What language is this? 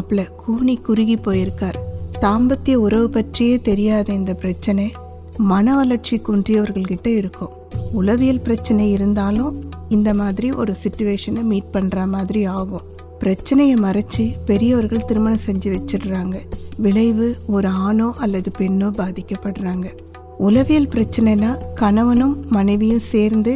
Tamil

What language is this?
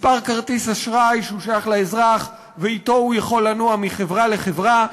Hebrew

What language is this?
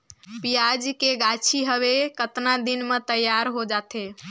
Chhattisgarhi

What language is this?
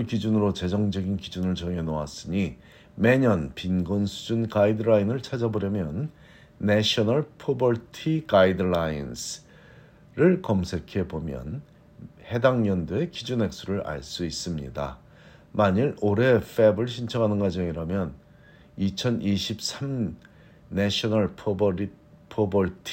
Korean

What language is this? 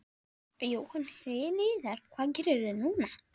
Icelandic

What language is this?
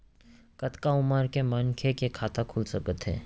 Chhattisgarhi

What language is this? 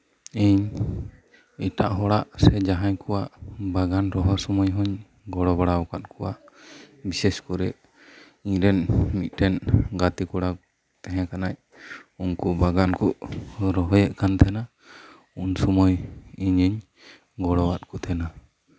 Santali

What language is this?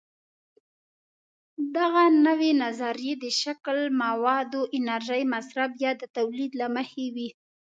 Pashto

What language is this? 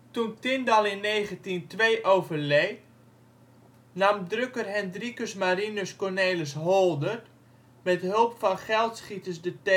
Dutch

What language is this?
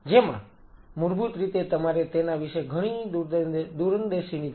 Gujarati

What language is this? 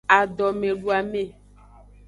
Aja (Benin)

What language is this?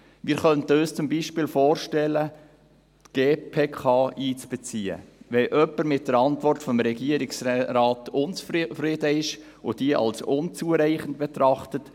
Swiss German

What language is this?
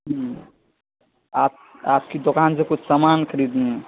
Urdu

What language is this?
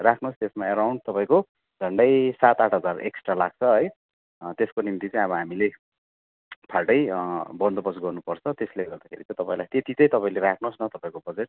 Nepali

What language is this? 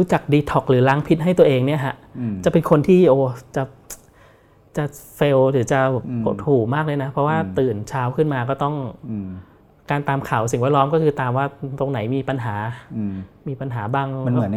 Thai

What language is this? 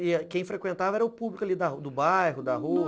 Portuguese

